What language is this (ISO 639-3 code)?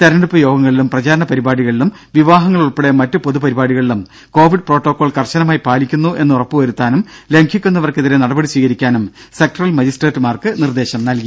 mal